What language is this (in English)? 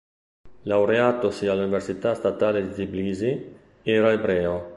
Italian